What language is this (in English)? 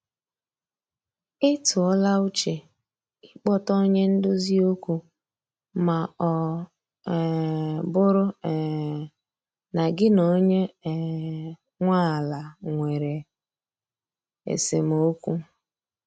Igbo